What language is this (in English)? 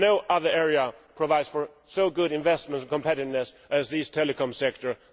English